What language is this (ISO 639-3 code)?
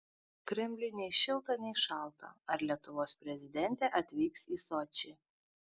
lit